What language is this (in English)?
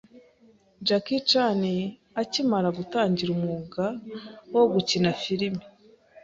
Kinyarwanda